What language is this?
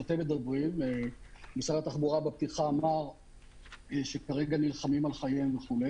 Hebrew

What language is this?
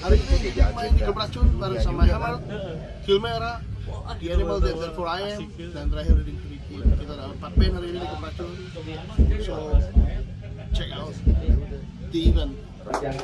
Indonesian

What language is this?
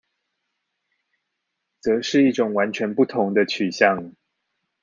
Chinese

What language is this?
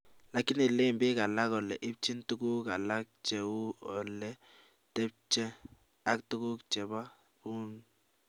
Kalenjin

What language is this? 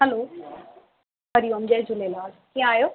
Sindhi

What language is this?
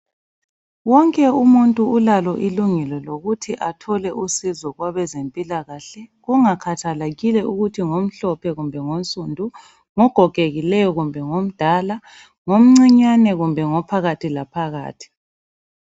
North Ndebele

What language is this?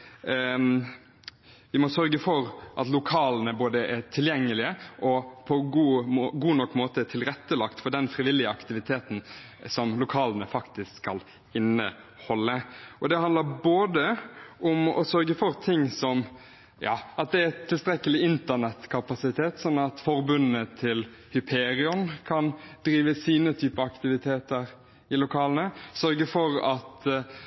Norwegian Bokmål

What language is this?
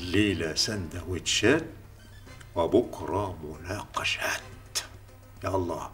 Arabic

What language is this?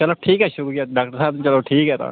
Dogri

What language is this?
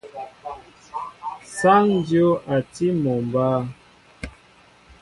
Mbo (Cameroon)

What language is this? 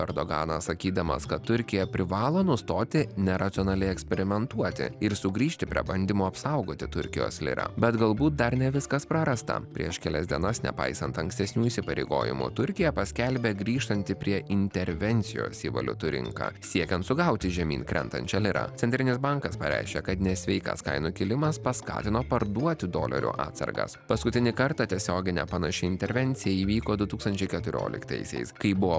Lithuanian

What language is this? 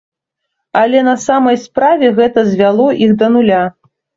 Belarusian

